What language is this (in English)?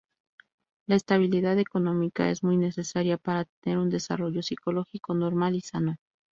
Spanish